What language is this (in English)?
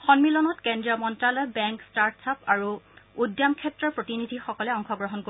Assamese